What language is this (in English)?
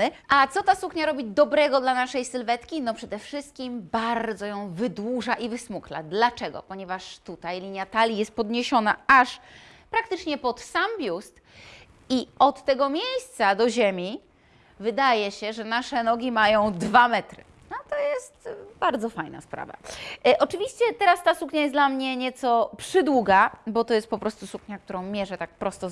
Polish